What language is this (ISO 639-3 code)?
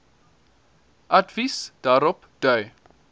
afr